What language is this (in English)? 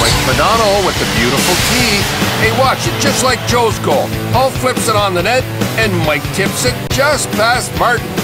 English